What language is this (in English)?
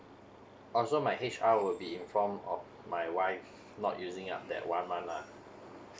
English